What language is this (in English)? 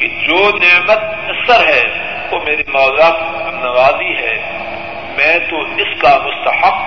Urdu